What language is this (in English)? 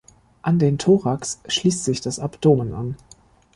German